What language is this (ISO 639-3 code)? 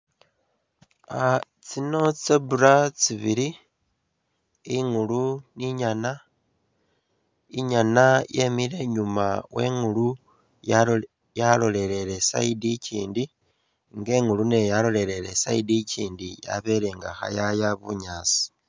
myx